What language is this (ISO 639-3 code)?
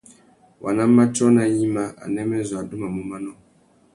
bag